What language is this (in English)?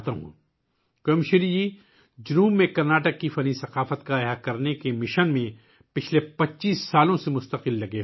Urdu